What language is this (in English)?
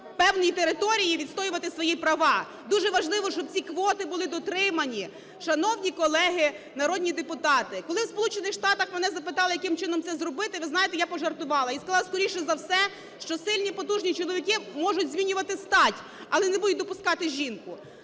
Ukrainian